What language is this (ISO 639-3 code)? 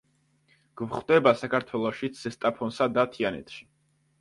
kat